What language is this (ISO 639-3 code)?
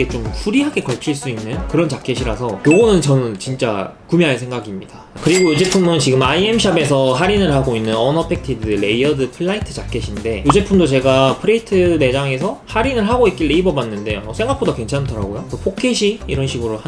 kor